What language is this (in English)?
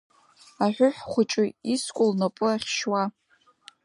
Abkhazian